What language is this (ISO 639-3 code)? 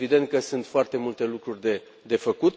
ron